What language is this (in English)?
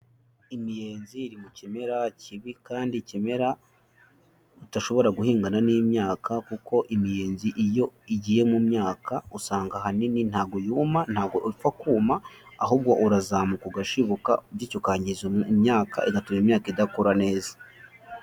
Kinyarwanda